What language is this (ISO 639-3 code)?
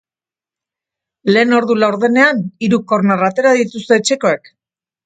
eus